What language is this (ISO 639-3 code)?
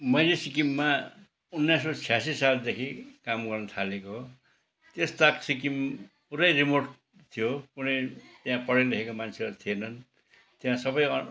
nep